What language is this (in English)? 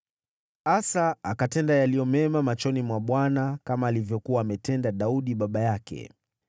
Swahili